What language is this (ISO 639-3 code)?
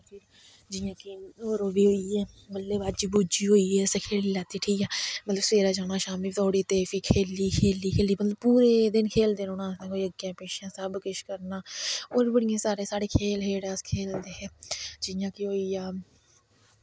doi